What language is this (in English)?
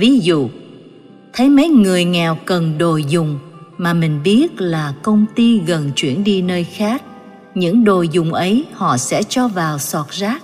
Vietnamese